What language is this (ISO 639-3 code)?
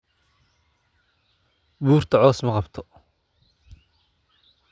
som